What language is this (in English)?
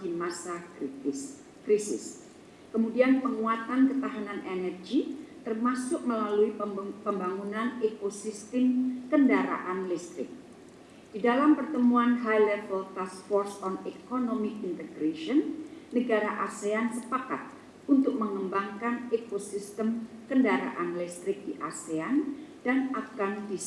Indonesian